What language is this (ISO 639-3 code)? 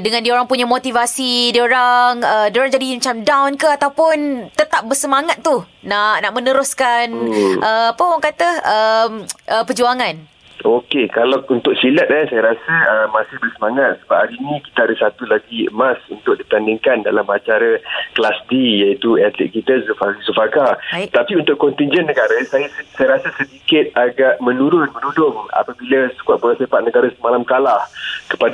msa